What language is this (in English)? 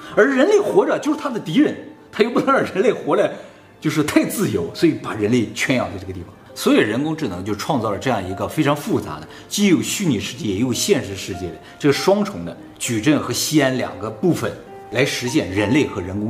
Chinese